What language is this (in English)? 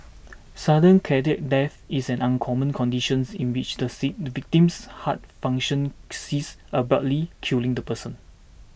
English